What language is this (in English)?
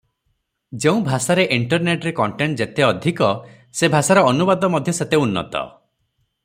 Odia